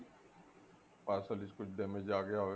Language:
Punjabi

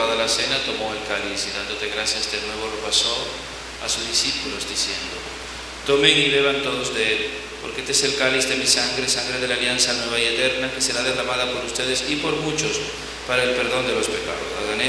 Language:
Spanish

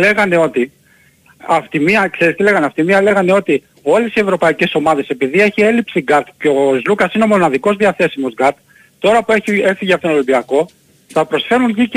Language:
Greek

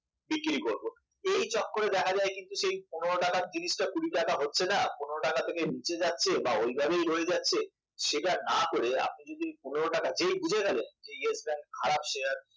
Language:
Bangla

